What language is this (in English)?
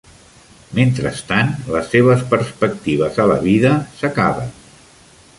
Catalan